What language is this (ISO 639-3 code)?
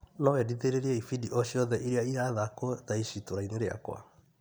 kik